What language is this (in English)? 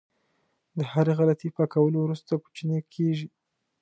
Pashto